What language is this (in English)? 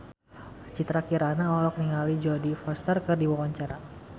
Sundanese